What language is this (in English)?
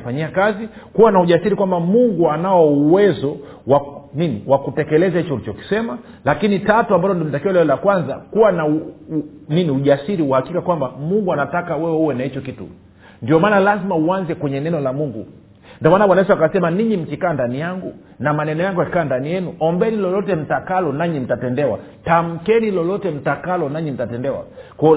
Swahili